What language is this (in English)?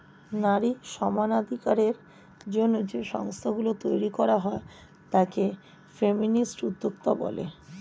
Bangla